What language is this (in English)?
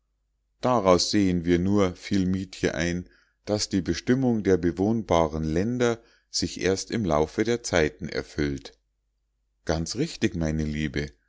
German